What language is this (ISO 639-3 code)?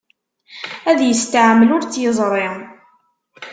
kab